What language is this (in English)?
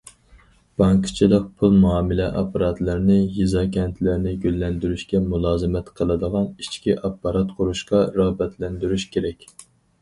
Uyghur